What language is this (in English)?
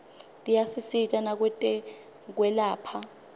Swati